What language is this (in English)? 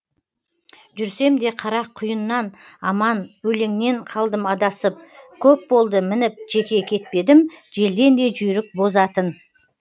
Kazakh